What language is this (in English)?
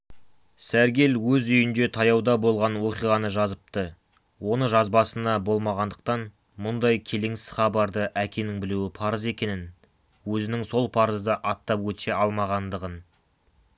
Kazakh